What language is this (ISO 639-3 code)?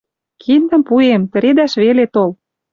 mrj